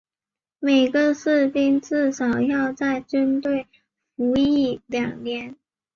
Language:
Chinese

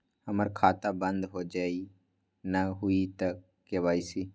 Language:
Magahi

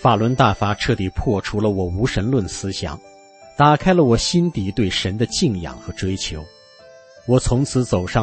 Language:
Chinese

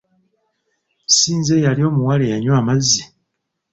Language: Ganda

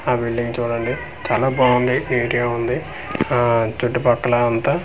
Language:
Telugu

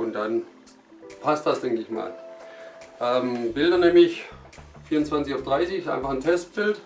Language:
German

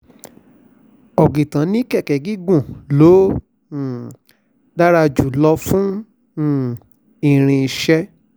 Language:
Yoruba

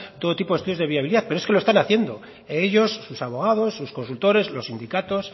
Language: Spanish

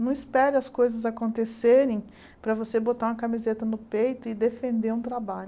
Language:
Portuguese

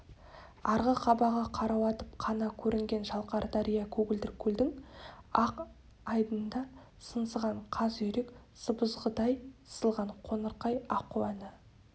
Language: Kazakh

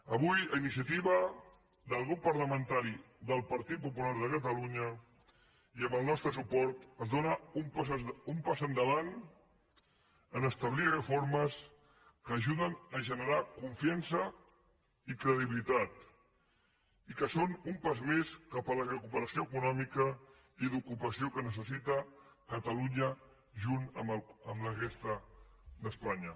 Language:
Catalan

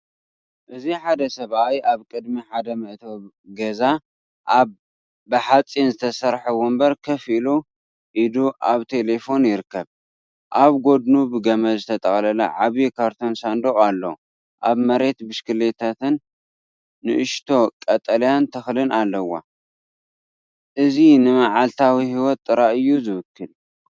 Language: Tigrinya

